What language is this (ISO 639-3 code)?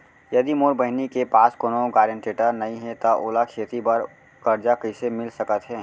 hne